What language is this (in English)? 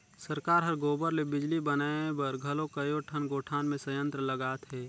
Chhattisgarhi